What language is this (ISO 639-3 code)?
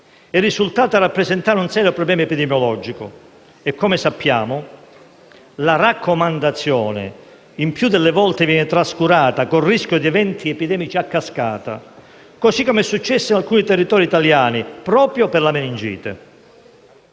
ita